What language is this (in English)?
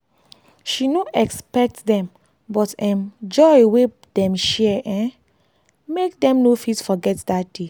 Nigerian Pidgin